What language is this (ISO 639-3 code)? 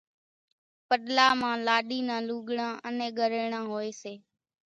gjk